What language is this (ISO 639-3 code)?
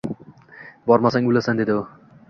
uzb